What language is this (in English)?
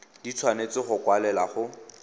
Tswana